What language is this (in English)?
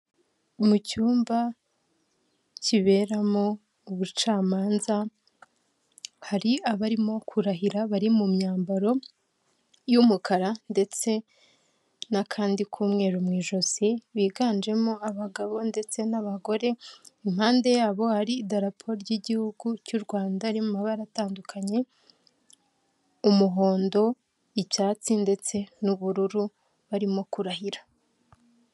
Kinyarwanda